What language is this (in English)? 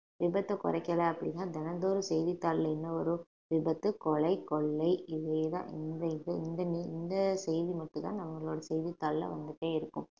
Tamil